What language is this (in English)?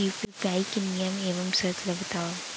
Chhattisgarhi